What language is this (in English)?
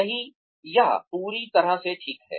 Hindi